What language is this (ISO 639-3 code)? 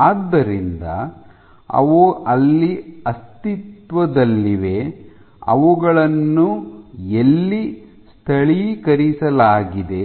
kan